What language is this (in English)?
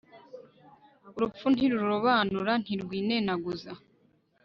Kinyarwanda